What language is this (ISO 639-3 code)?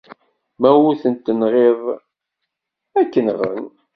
kab